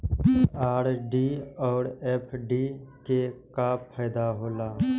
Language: Maithili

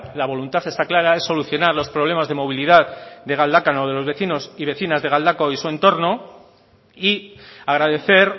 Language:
Spanish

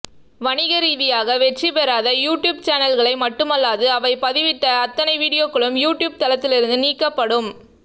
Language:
Tamil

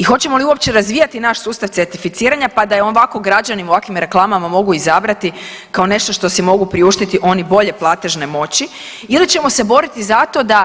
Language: Croatian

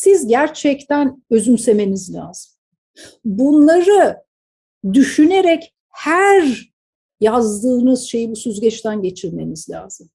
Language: Turkish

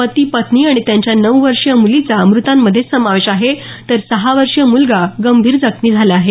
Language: Marathi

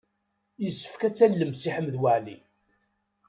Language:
Kabyle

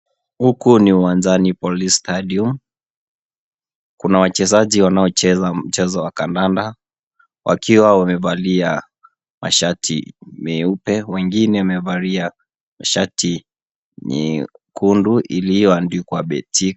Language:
Swahili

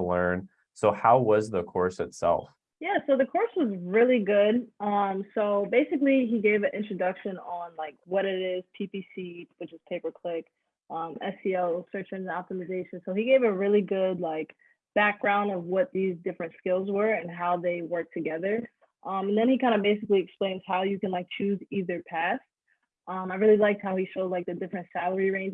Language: English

